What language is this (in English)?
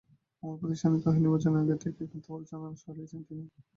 Bangla